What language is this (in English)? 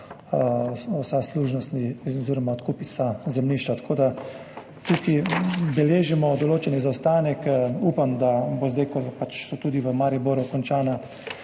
Slovenian